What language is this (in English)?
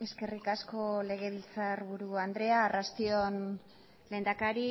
Basque